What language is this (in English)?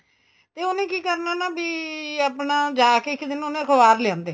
Punjabi